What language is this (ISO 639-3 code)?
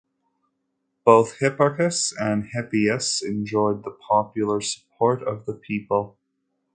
eng